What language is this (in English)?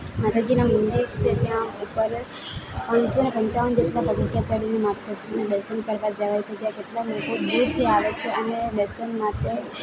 Gujarati